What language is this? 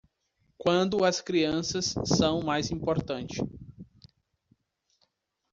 Portuguese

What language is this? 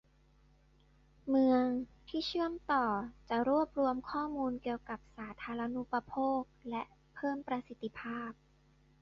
Thai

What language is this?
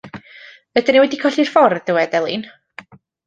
Welsh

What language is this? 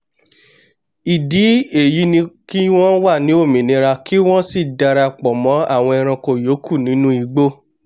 Yoruba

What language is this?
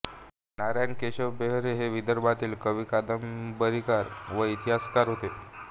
Marathi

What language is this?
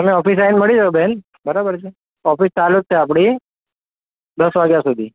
Gujarati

